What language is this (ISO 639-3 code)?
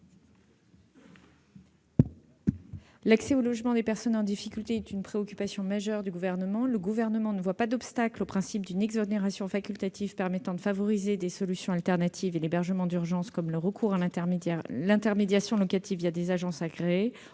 fra